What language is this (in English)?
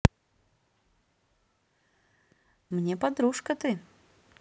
Russian